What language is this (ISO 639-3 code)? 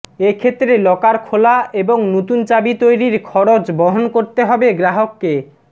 ben